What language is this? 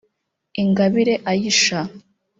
Kinyarwanda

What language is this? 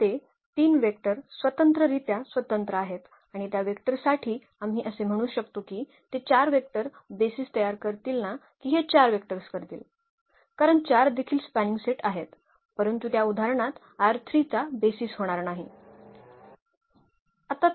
Marathi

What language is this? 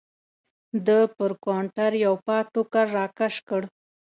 Pashto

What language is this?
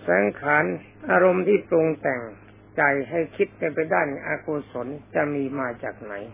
Thai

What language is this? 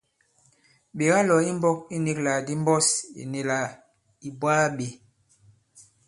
Bankon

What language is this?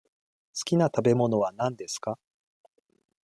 Japanese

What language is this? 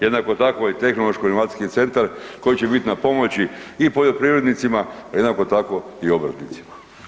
Croatian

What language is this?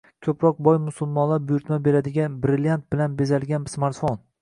Uzbek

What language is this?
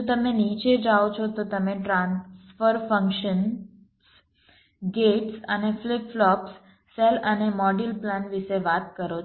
Gujarati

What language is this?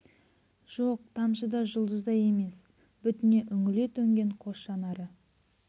Kazakh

